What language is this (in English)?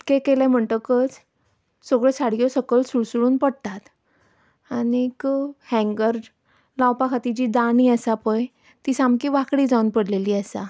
Konkani